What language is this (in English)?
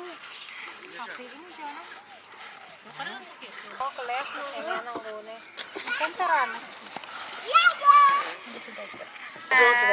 Indonesian